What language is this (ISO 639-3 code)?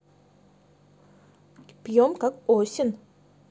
rus